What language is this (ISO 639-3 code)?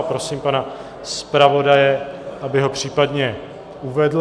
ces